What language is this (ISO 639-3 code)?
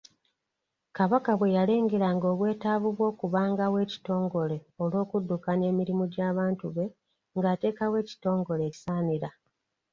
lug